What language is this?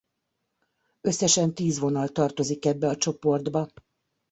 Hungarian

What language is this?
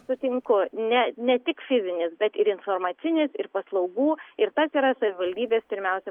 Lithuanian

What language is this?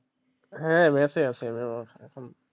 Bangla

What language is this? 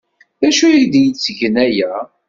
Kabyle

